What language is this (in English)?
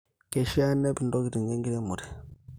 Masai